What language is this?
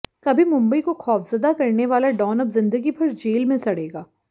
Hindi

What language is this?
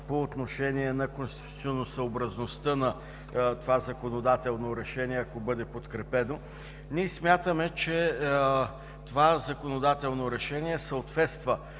Bulgarian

